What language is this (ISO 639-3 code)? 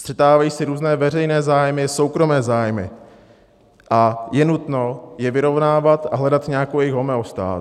ces